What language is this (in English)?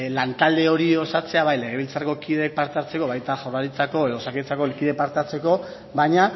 Basque